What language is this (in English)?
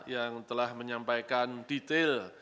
Indonesian